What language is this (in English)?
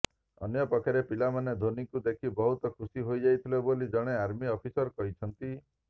Odia